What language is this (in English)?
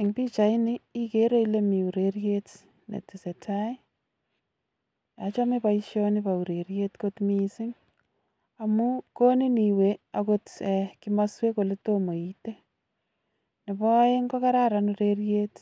Kalenjin